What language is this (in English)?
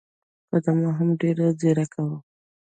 Pashto